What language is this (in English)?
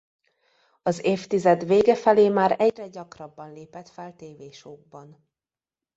Hungarian